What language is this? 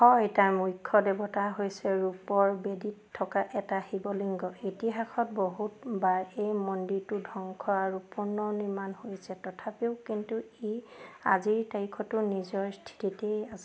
Assamese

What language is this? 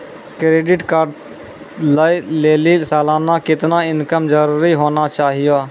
Maithili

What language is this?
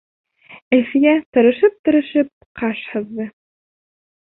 Bashkir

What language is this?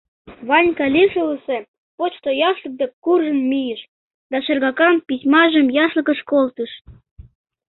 Mari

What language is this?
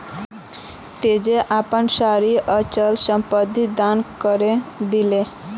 Magahi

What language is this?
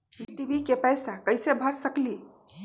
Magahi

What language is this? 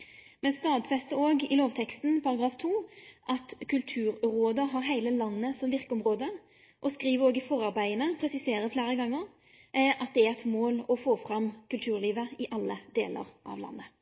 Norwegian Nynorsk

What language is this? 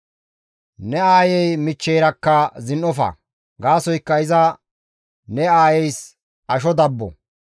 Gamo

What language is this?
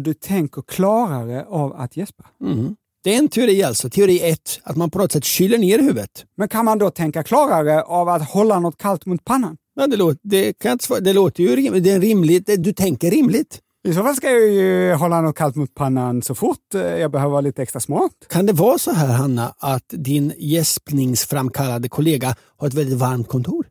Swedish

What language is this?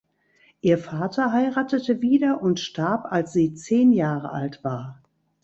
German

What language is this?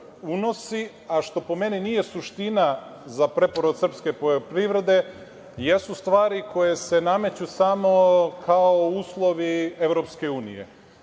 Serbian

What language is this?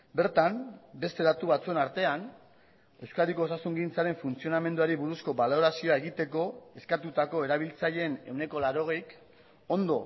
Basque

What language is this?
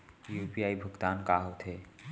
Chhattisgarhi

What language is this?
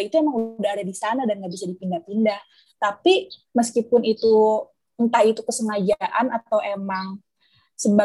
Indonesian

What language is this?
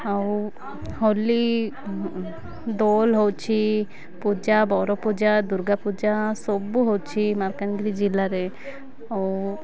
Odia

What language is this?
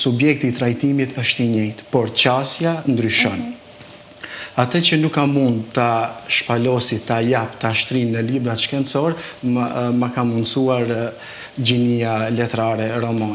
Romanian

